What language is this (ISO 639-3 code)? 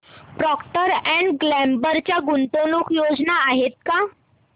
mar